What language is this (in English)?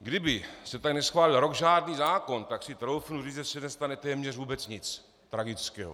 Czech